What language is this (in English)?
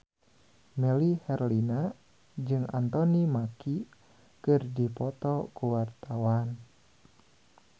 Sundanese